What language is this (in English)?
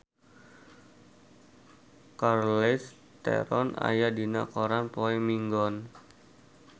Sundanese